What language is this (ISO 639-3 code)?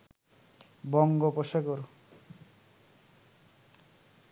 ben